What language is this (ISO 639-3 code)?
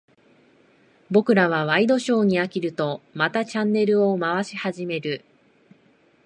jpn